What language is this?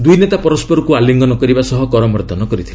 Odia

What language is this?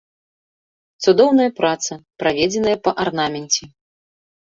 Belarusian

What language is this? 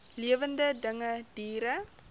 Afrikaans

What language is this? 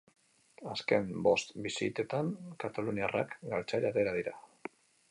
Basque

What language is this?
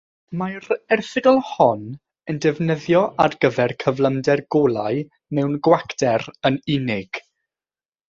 Welsh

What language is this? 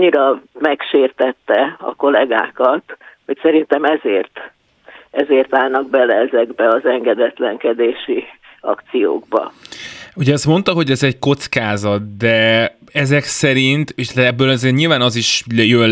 Hungarian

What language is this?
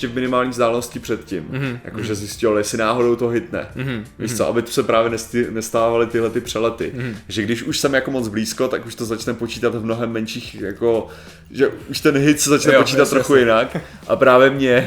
Czech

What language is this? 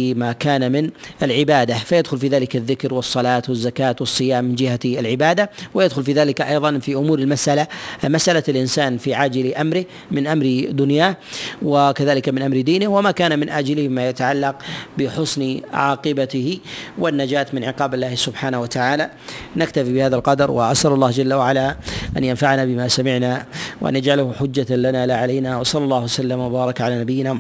Arabic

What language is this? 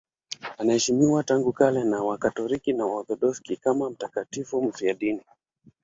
Swahili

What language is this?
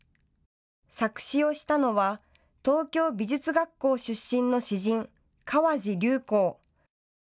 Japanese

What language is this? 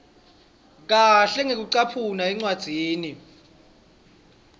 Swati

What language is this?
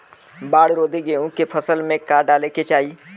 Bhojpuri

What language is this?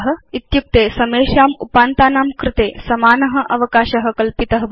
Sanskrit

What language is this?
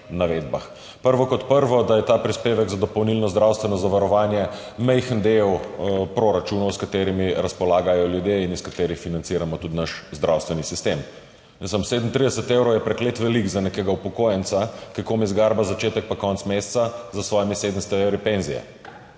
Slovenian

